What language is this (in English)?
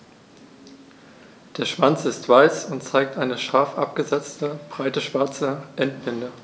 German